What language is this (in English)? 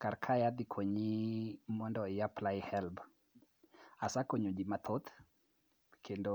Luo (Kenya and Tanzania)